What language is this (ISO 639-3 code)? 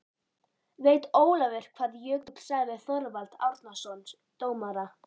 isl